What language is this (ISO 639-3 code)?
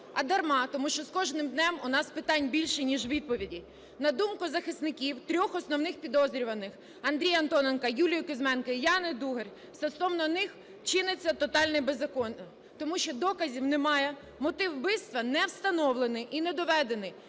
ukr